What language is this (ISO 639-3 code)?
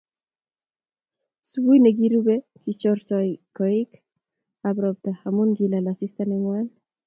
kln